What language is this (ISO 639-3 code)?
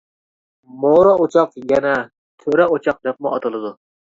uig